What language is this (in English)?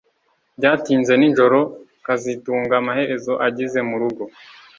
Kinyarwanda